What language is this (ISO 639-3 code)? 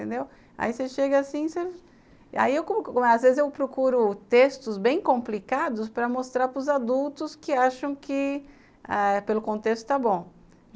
por